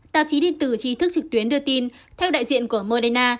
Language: Vietnamese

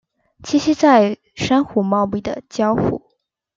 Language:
Chinese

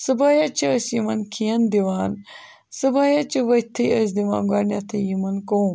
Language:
Kashmiri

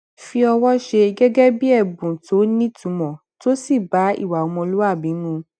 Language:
Yoruba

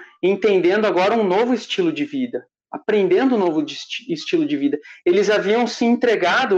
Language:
Portuguese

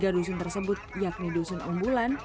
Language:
Indonesian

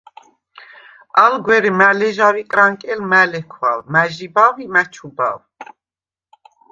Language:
Svan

